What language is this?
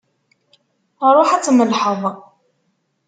Kabyle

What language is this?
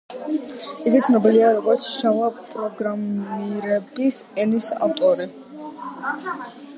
Georgian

